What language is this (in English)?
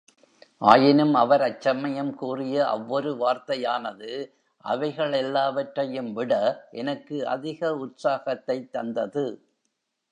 Tamil